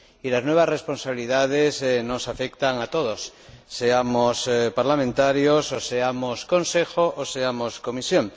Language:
Spanish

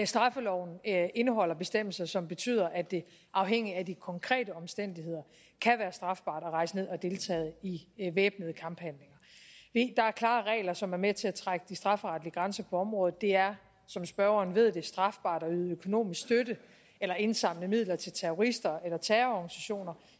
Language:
Danish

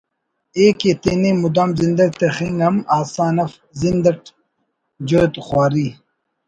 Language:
Brahui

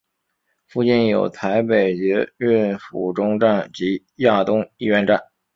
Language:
Chinese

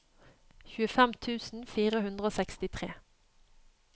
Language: Norwegian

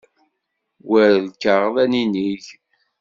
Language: Kabyle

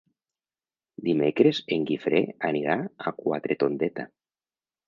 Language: Catalan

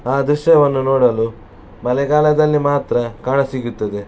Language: Kannada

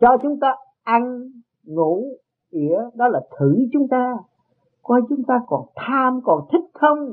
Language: Vietnamese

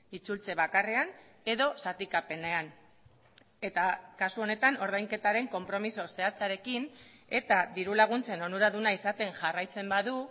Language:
Basque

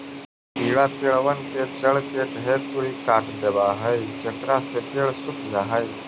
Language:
Magahi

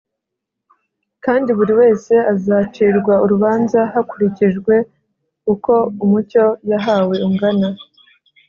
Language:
Kinyarwanda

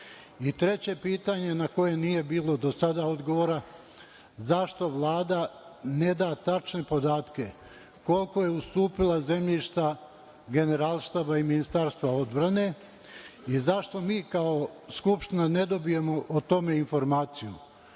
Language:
Serbian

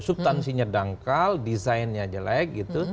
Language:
Indonesian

